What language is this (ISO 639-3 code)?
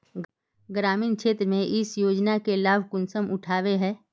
mag